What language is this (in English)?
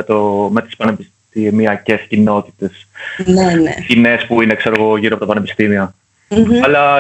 Greek